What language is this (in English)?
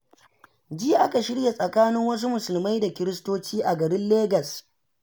Hausa